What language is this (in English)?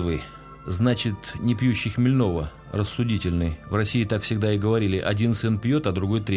Russian